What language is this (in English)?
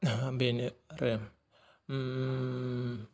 Bodo